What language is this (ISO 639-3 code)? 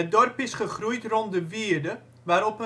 nld